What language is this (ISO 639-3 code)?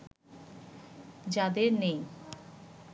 ben